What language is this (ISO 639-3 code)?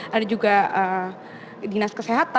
ind